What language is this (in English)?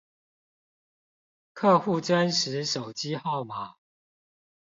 Chinese